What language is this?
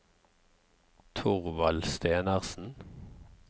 Norwegian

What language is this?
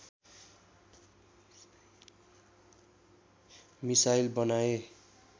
Nepali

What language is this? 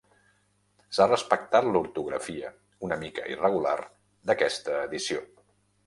Catalan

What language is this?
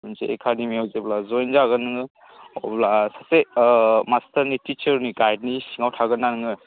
Bodo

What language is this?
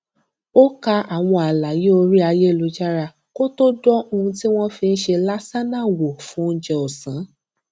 Yoruba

